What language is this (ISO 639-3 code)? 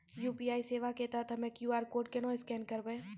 mai